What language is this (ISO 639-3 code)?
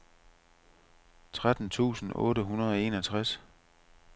dan